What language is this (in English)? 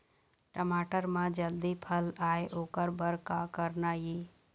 Chhattisgarhi